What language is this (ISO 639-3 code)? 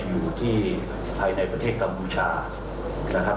tha